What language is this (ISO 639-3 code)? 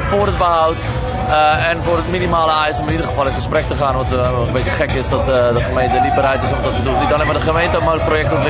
nld